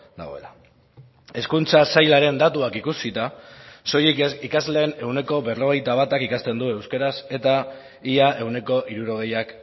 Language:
Basque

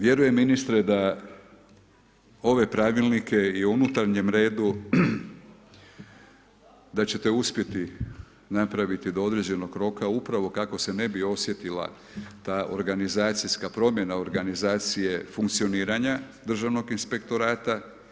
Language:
Croatian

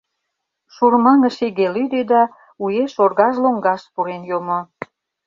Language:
Mari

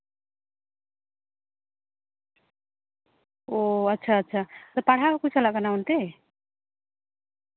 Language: Santali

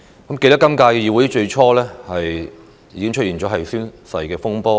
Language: Cantonese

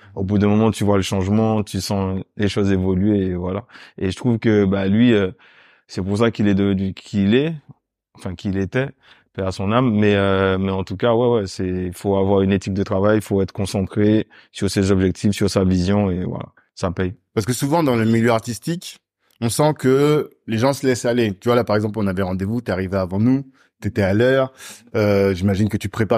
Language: French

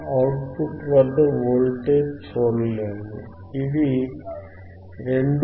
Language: Telugu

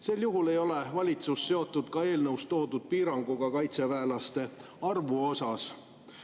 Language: Estonian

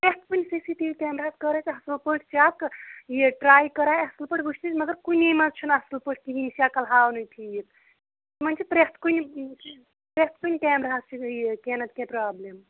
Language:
Kashmiri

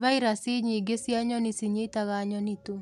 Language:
Kikuyu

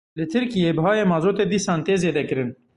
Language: Kurdish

